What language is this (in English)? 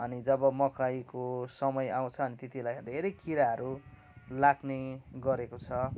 Nepali